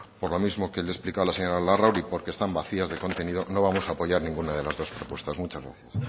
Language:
Spanish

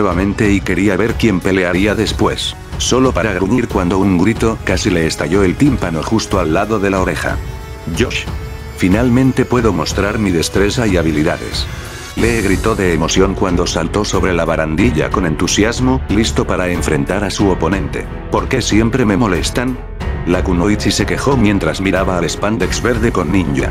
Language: Spanish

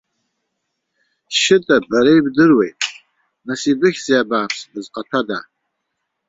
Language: Abkhazian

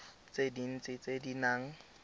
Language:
Tswana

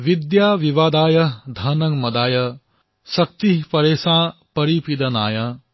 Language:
Assamese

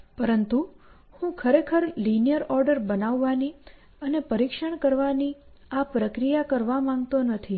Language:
Gujarati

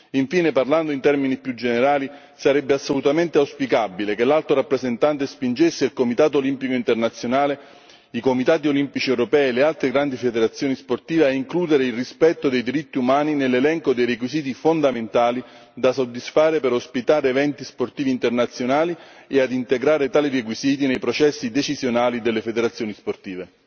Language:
Italian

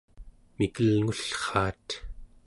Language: Central Yupik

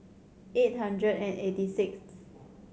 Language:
English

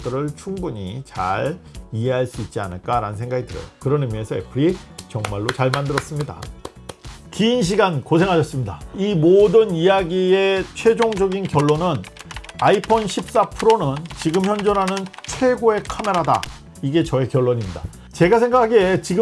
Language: Korean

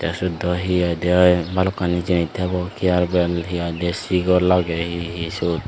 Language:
Chakma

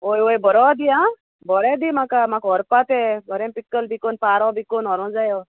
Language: Konkani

